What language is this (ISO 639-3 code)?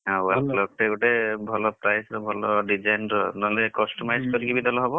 ori